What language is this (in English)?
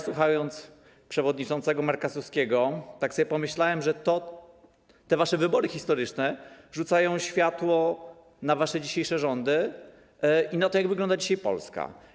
Polish